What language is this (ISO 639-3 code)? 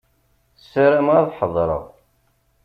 kab